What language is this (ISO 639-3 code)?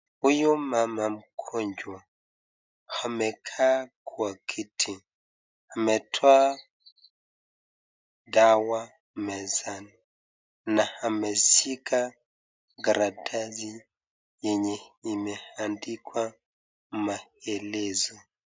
swa